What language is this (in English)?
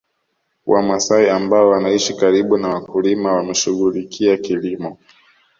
Swahili